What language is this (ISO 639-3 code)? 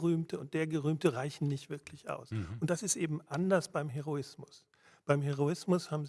deu